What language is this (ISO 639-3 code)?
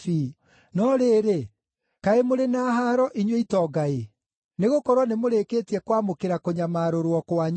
kik